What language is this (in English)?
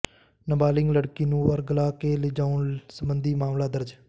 Punjabi